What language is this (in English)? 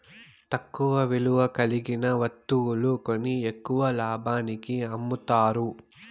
Telugu